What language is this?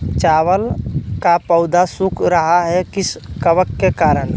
Magahi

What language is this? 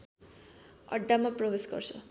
Nepali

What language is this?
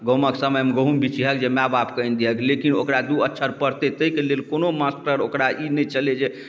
Maithili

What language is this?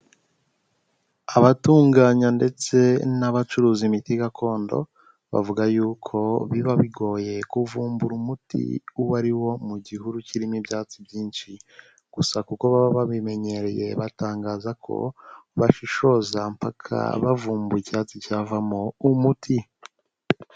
Kinyarwanda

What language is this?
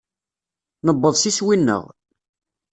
Kabyle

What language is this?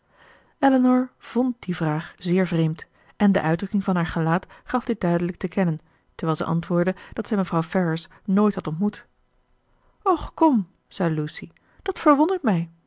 Dutch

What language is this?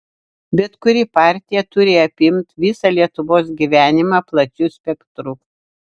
Lithuanian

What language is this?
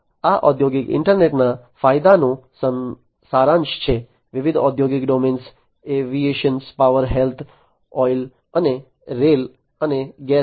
Gujarati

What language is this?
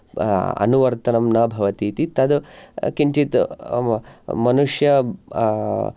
Sanskrit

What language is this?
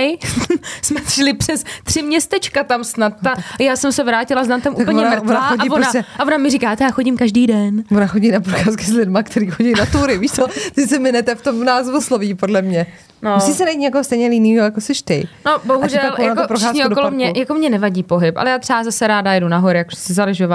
Czech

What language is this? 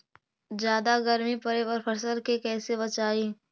Magahi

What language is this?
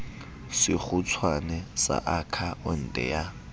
Southern Sotho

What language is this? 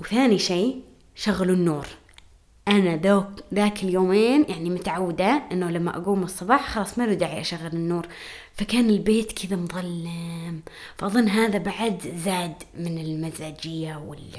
Arabic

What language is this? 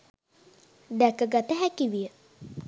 Sinhala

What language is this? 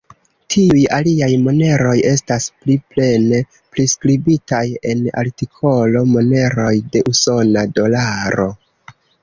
Esperanto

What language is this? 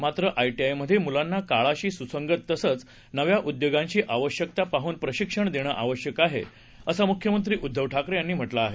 Marathi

